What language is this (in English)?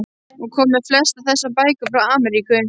Icelandic